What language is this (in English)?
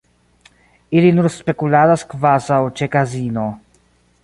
Esperanto